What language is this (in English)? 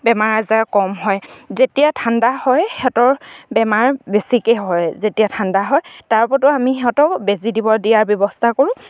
Assamese